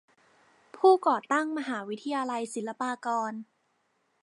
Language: Thai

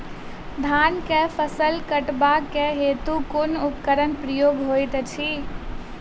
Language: Maithili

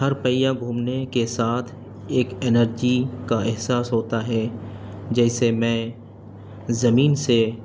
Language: Urdu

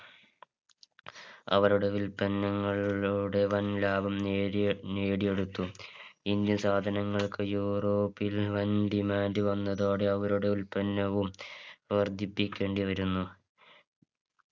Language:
Malayalam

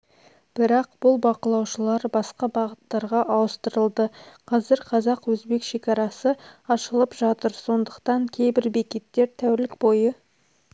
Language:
Kazakh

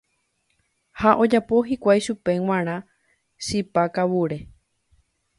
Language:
Guarani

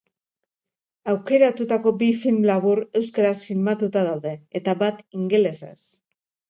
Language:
Basque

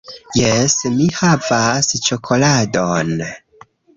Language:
Esperanto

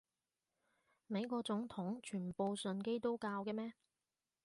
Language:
Cantonese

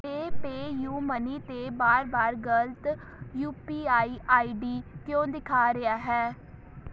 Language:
Punjabi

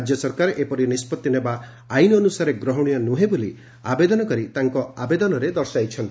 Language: Odia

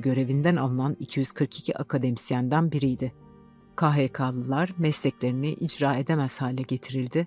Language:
Turkish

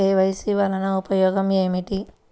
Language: Telugu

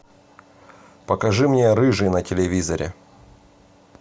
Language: Russian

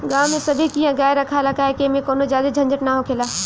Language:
Bhojpuri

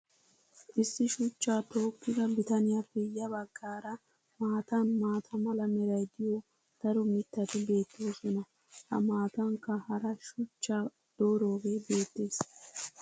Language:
Wolaytta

